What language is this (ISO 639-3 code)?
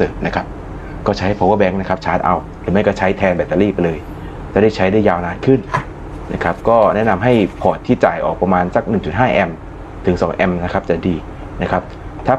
tha